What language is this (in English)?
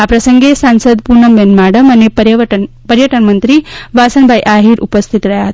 Gujarati